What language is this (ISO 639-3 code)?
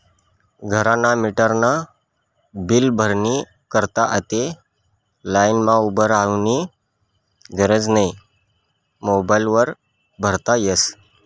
mar